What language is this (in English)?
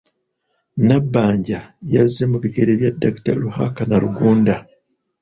Ganda